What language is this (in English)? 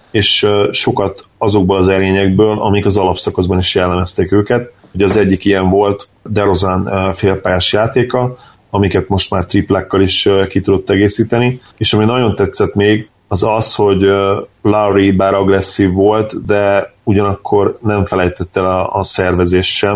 Hungarian